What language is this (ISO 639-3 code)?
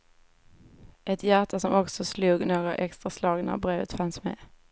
swe